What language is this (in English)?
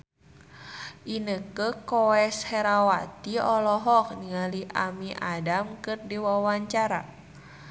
Sundanese